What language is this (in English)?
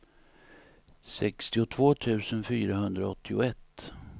Swedish